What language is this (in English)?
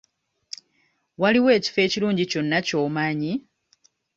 Ganda